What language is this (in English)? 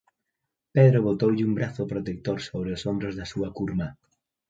Galician